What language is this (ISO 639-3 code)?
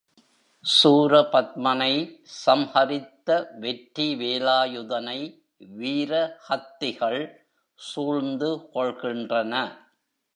tam